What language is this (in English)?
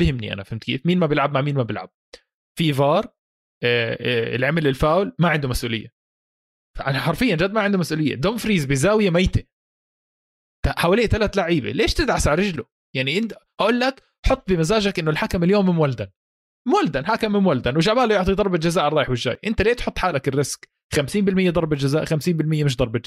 Arabic